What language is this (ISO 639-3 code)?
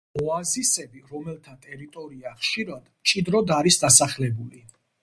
kat